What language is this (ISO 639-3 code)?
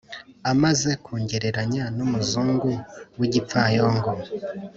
kin